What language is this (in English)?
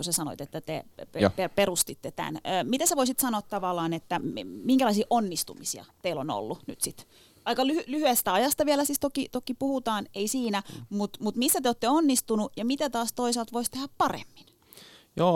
Finnish